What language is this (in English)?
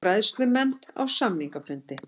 Icelandic